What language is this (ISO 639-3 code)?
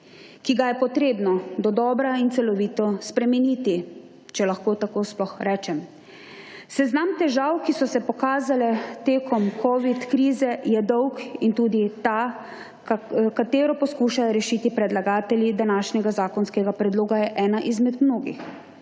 slv